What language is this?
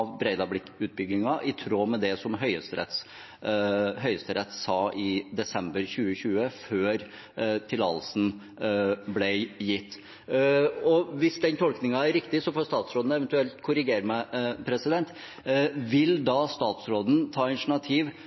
Norwegian Bokmål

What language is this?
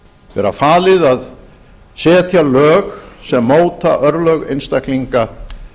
Icelandic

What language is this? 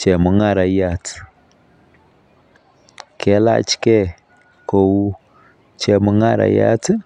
Kalenjin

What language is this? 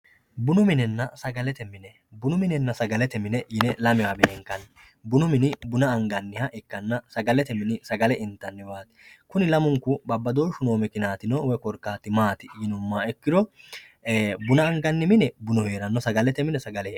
Sidamo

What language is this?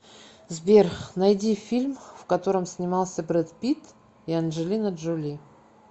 Russian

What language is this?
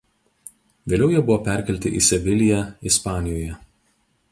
Lithuanian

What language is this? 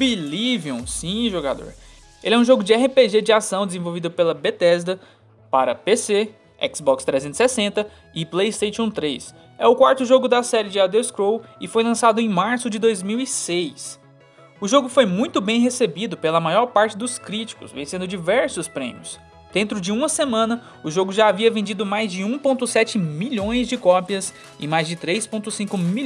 Portuguese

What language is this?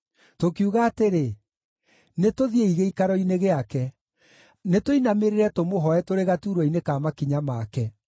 Kikuyu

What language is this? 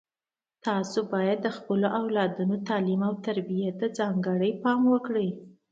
Pashto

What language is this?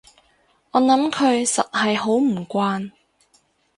Cantonese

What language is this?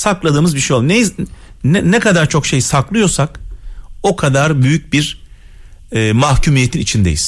Turkish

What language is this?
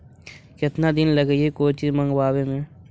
Magahi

